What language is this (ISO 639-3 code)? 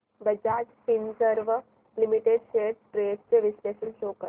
mar